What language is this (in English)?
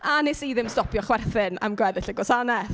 Welsh